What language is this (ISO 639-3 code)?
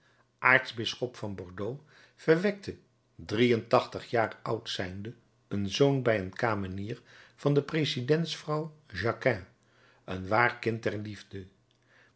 nld